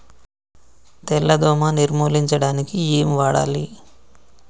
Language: Telugu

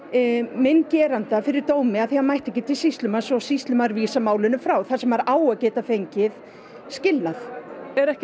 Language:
Icelandic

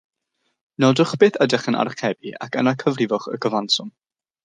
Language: Welsh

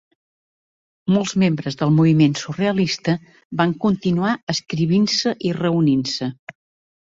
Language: Catalan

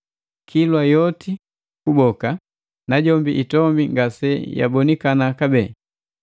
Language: Matengo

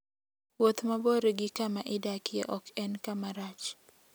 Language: Luo (Kenya and Tanzania)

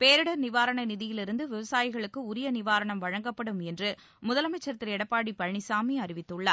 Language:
Tamil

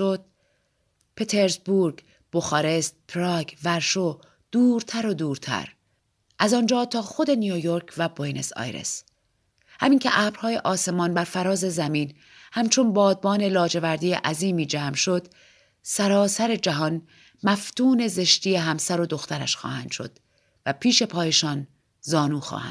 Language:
Persian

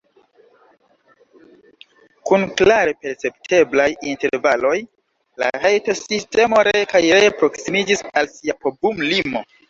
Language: Esperanto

